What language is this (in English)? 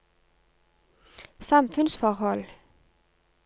Norwegian